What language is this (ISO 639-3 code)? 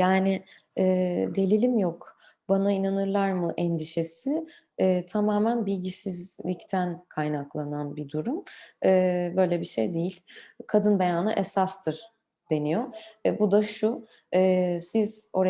tur